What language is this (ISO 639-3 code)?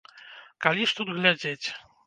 bel